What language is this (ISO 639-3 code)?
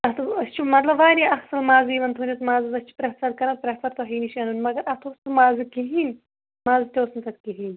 kas